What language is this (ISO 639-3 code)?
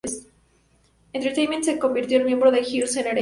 spa